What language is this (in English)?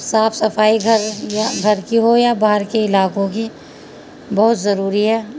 Urdu